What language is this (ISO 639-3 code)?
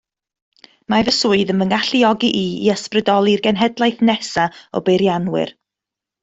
cym